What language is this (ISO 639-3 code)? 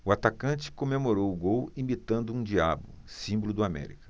por